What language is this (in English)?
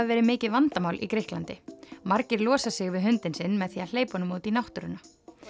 Icelandic